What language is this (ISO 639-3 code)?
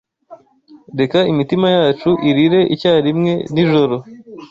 kin